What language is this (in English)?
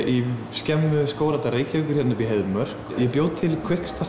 Icelandic